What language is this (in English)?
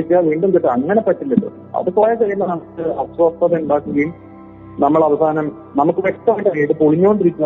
Malayalam